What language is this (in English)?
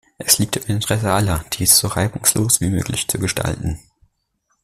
German